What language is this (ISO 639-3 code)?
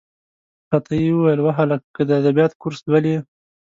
pus